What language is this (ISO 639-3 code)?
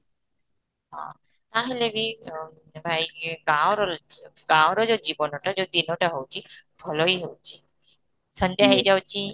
ori